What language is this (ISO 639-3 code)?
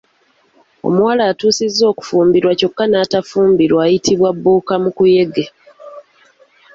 lug